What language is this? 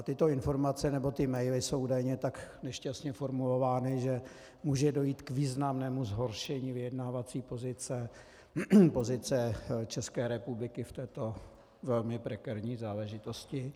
Czech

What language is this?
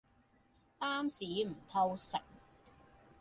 Cantonese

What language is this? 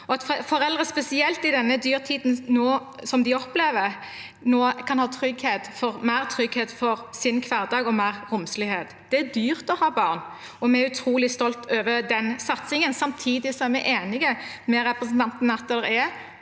Norwegian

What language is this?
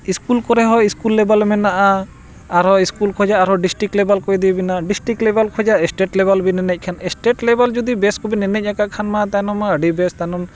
Santali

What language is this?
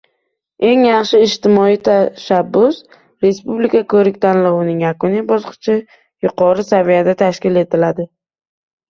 Uzbek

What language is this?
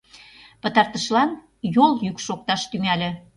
Mari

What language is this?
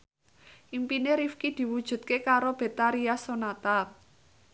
Javanese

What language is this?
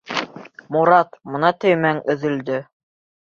Bashkir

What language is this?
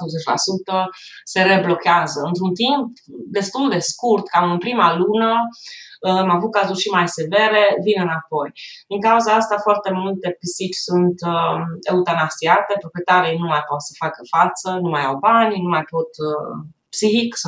Romanian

